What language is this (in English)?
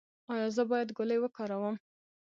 Pashto